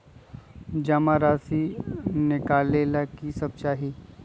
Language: Magahi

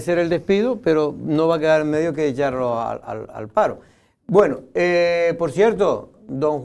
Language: Spanish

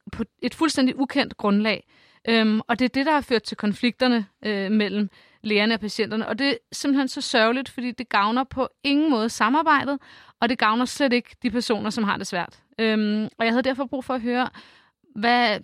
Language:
Danish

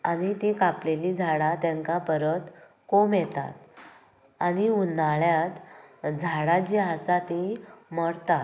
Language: Konkani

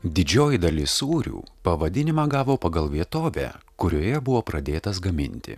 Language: Lithuanian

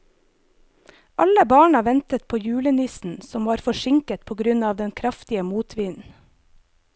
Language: Norwegian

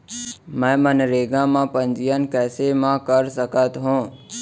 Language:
Chhattisgarhi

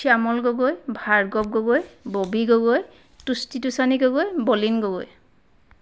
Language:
Assamese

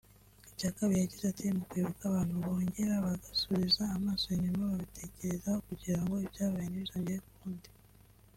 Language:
Kinyarwanda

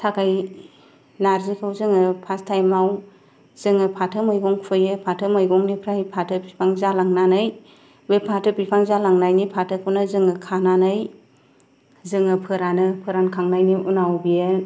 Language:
Bodo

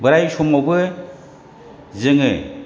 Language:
Bodo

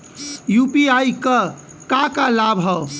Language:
Bhojpuri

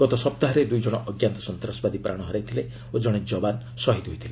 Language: Odia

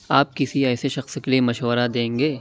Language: Urdu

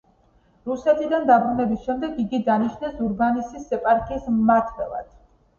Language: Georgian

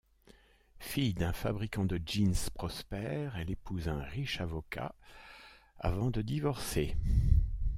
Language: French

